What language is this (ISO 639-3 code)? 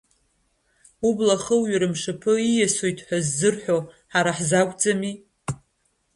abk